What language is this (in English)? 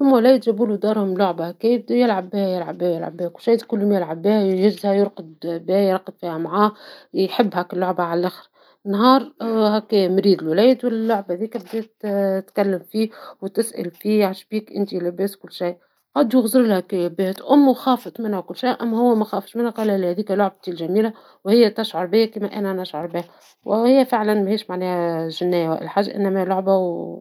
Tunisian Arabic